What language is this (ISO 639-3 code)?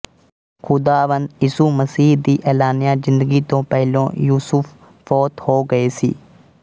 pan